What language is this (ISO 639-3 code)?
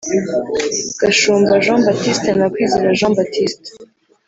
kin